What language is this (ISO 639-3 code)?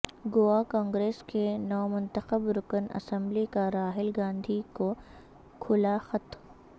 urd